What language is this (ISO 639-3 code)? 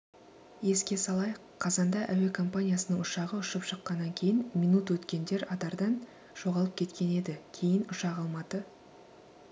kaz